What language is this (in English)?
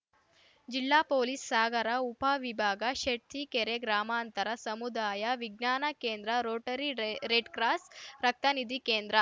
Kannada